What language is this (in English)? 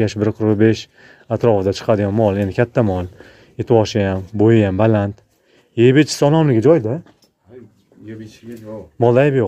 Turkish